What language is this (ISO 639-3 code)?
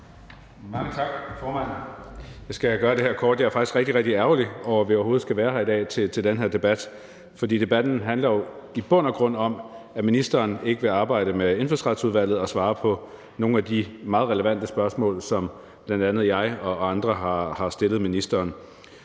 dan